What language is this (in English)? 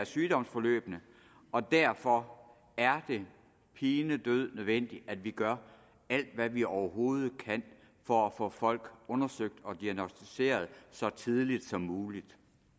Danish